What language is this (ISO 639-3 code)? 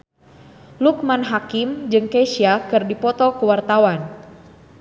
sun